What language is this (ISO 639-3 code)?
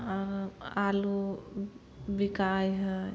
mai